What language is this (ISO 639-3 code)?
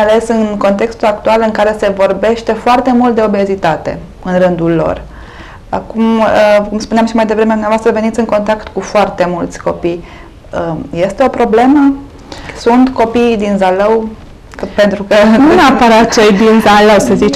ron